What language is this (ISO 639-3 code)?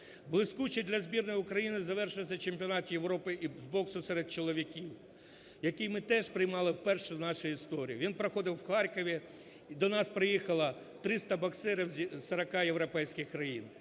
ukr